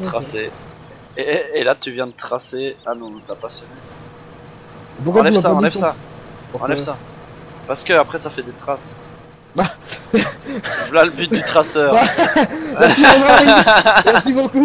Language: French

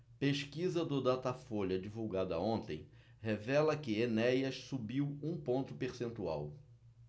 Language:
Portuguese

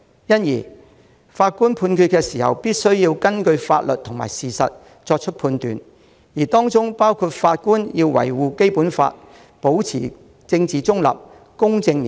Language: Cantonese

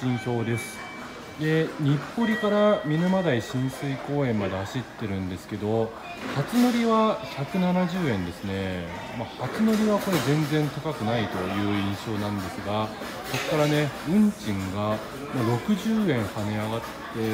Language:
Japanese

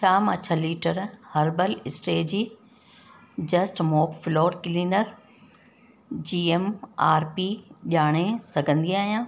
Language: Sindhi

